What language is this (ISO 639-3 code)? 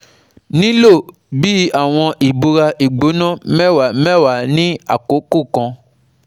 yor